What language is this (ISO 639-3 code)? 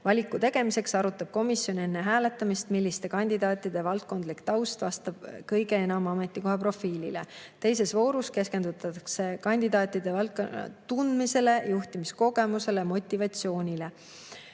est